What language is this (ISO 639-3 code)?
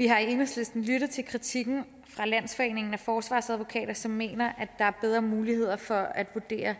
dan